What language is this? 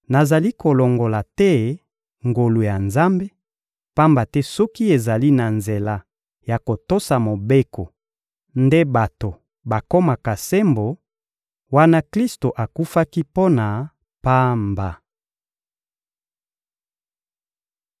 Lingala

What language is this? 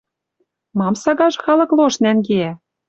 Western Mari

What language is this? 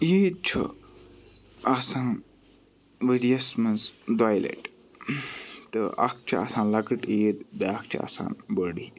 Kashmiri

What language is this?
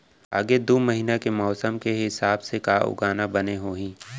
Chhattisgarhi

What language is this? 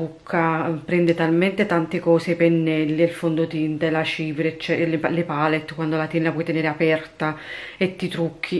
Italian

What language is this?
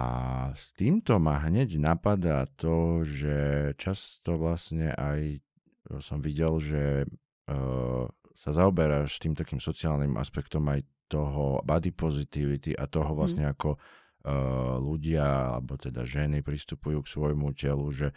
Slovak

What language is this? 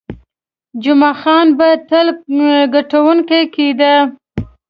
Pashto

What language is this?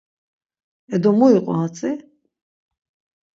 Laz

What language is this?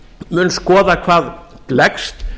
Icelandic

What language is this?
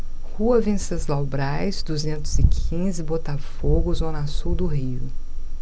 Portuguese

